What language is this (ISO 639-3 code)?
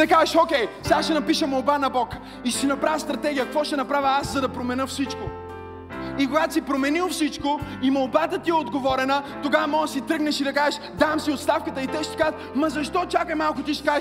bul